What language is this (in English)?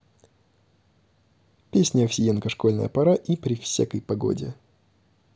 Russian